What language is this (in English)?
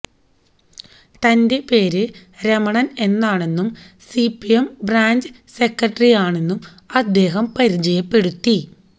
Malayalam